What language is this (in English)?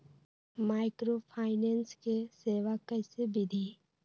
Magahi